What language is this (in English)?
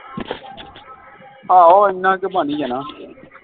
Punjabi